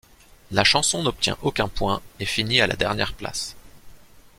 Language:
French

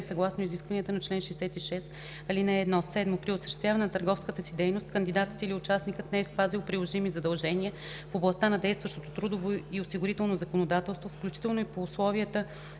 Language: Bulgarian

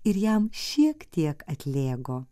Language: Lithuanian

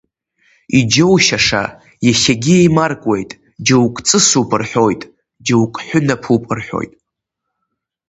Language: Abkhazian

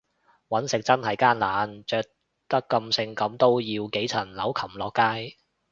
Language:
Cantonese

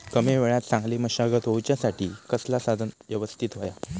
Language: Marathi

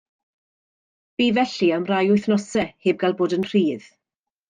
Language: Welsh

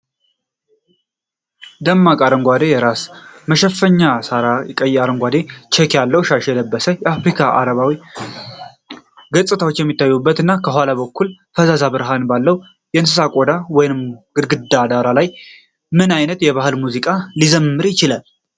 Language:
Amharic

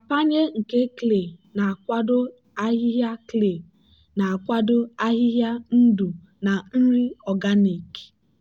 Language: Igbo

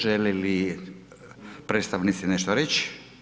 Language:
Croatian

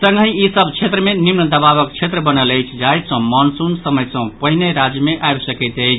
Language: Maithili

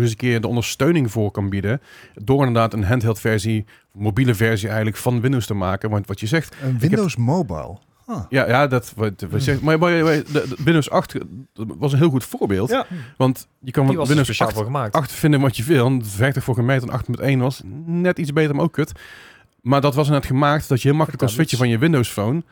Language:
Dutch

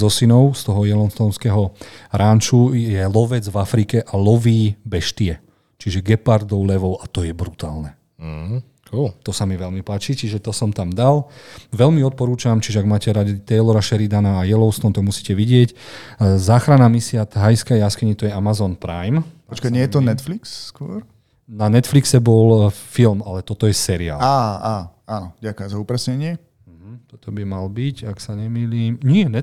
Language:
Slovak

